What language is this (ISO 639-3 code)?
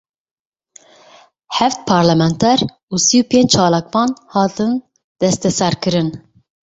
kur